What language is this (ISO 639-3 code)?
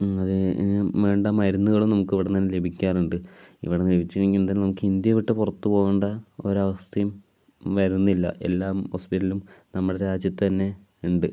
mal